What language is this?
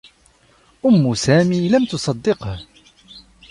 Arabic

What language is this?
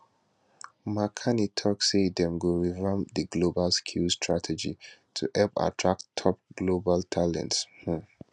Nigerian Pidgin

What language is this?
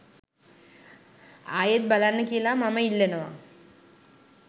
Sinhala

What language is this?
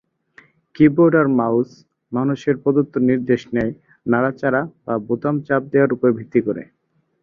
Bangla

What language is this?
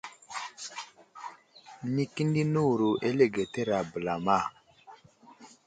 Wuzlam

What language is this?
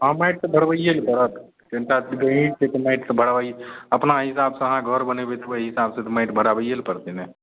Maithili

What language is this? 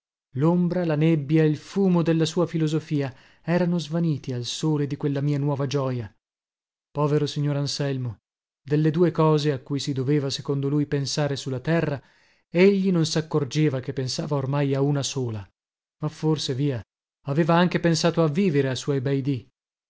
Italian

